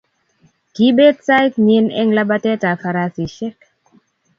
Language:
Kalenjin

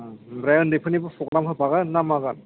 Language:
Bodo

